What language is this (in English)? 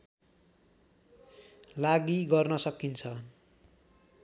Nepali